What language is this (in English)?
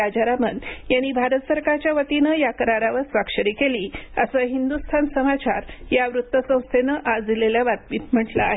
Marathi